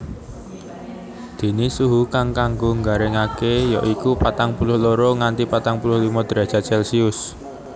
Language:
Javanese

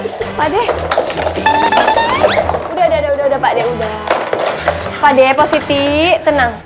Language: Indonesian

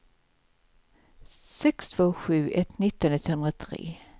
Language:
Swedish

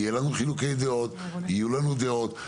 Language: Hebrew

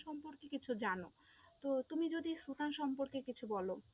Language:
Bangla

